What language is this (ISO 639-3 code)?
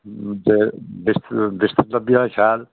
doi